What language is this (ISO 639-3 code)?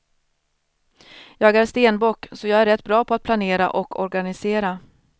swe